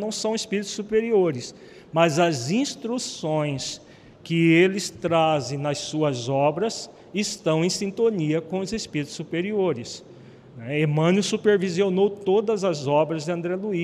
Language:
Portuguese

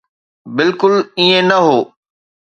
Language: Sindhi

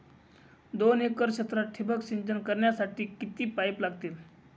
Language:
Marathi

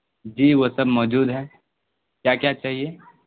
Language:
Urdu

